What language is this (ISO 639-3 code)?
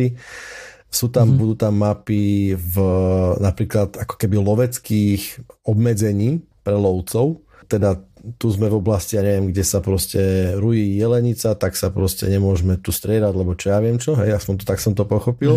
slk